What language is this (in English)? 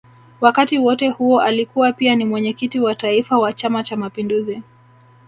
Swahili